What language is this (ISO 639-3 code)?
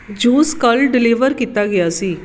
pan